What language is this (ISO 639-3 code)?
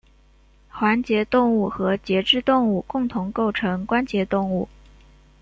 zho